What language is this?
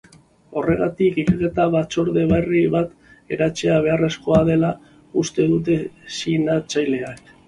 Basque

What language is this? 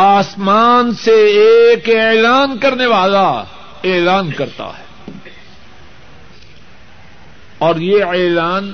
Urdu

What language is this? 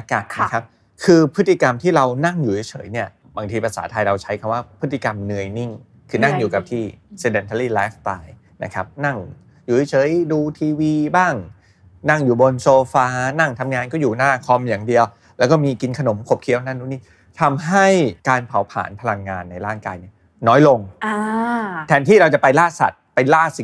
Thai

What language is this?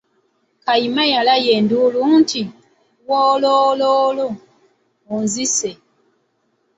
Ganda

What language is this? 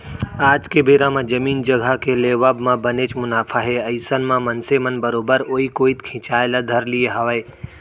Chhattisgarhi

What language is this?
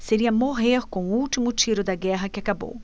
Portuguese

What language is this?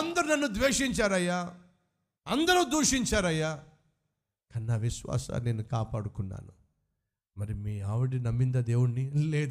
Telugu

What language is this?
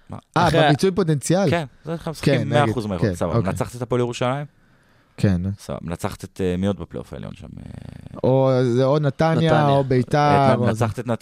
Hebrew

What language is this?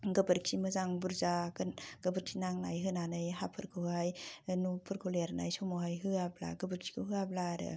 Bodo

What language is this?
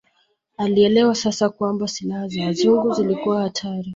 Swahili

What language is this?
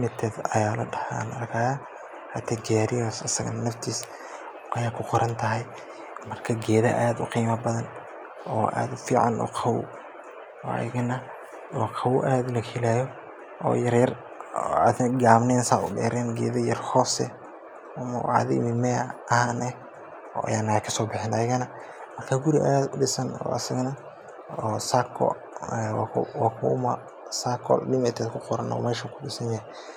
Somali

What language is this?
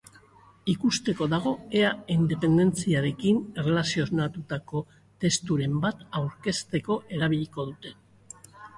Basque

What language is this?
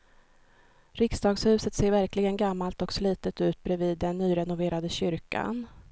Swedish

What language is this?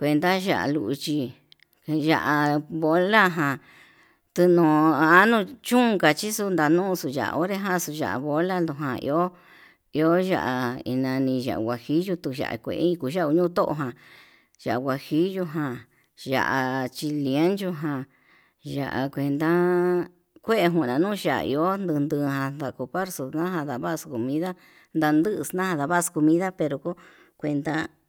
Yutanduchi Mixtec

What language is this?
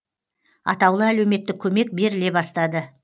Kazakh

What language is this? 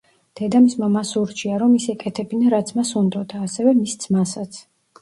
Georgian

